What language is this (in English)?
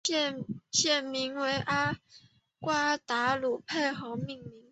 Chinese